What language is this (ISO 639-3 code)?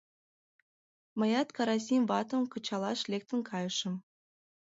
chm